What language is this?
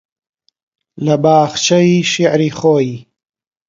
Central Kurdish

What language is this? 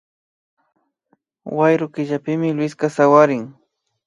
Imbabura Highland Quichua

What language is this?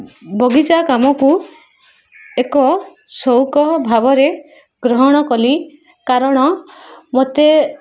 Odia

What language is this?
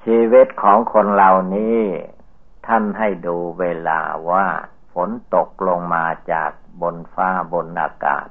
Thai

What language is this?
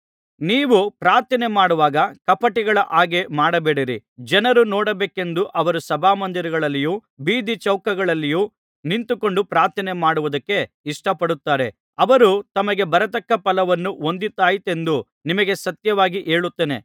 Kannada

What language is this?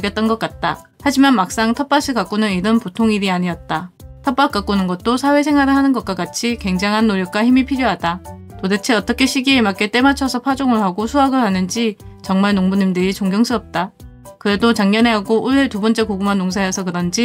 Korean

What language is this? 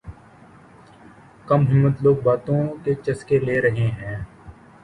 Urdu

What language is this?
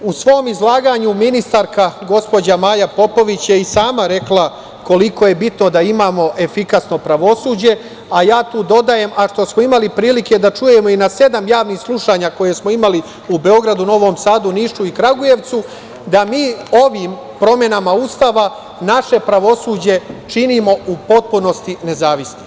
Serbian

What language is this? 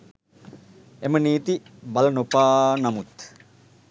Sinhala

